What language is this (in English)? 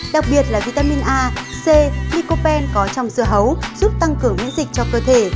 Vietnamese